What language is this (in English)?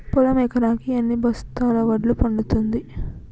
Telugu